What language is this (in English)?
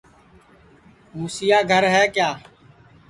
Sansi